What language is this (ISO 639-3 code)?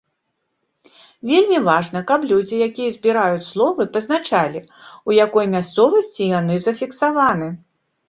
bel